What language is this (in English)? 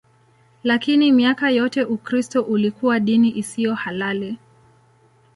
Swahili